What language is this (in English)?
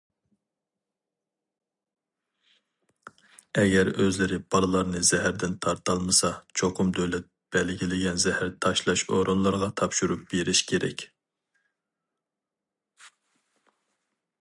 Uyghur